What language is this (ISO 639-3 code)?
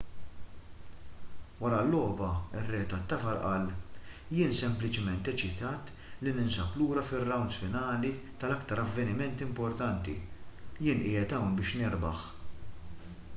mlt